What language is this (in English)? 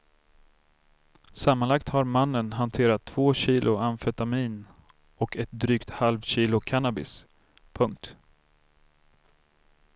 Swedish